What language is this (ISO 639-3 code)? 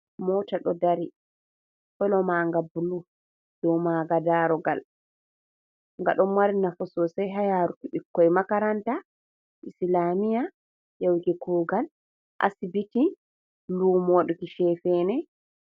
ful